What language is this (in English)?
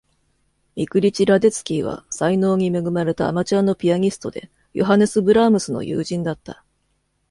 Japanese